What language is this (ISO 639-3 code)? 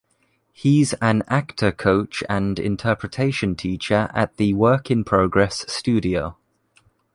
eng